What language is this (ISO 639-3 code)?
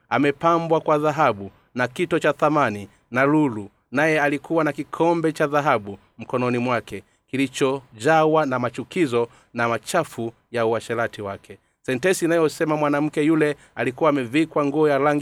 swa